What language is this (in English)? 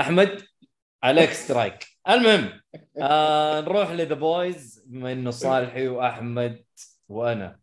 Arabic